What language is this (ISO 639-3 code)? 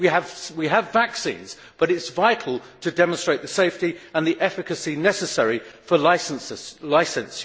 eng